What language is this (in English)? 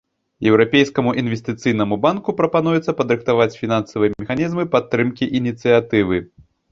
Belarusian